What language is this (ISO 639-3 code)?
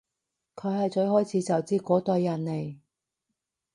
yue